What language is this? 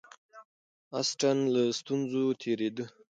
Pashto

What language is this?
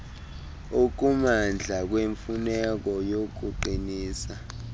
Xhosa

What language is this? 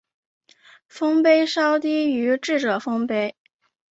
Chinese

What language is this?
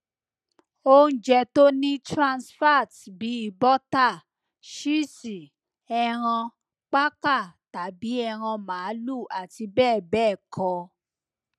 Yoruba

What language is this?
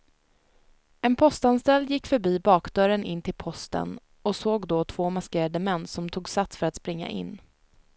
Swedish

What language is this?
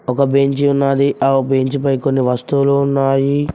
Telugu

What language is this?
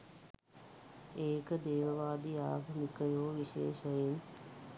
Sinhala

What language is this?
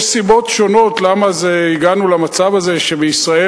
Hebrew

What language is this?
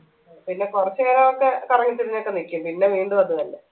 Malayalam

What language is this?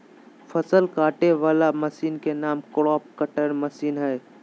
Magahi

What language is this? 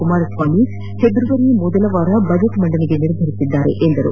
Kannada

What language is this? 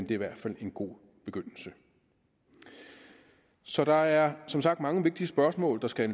Danish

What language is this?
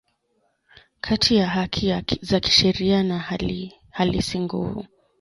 Swahili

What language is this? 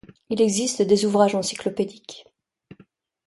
French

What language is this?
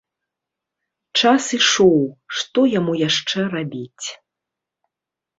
Belarusian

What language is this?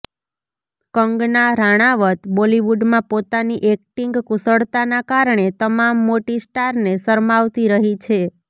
Gujarati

